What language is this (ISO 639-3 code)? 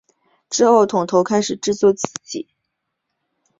zho